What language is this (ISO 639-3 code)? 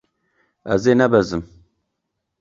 kur